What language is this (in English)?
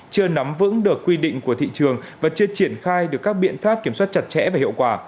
Vietnamese